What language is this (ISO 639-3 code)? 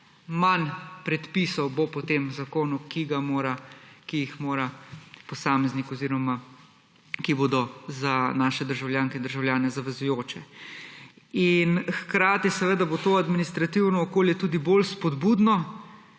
slv